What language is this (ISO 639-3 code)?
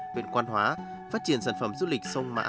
vie